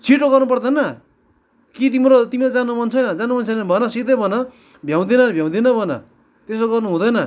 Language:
Nepali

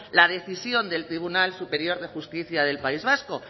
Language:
Spanish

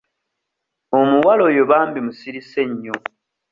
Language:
Ganda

